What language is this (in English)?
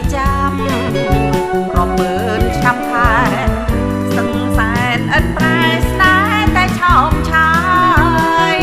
Thai